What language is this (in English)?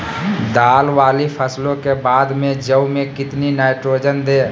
Magahi